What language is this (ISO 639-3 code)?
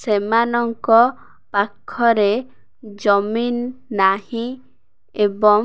ori